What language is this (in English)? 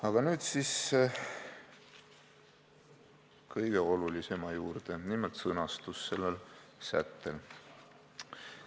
Estonian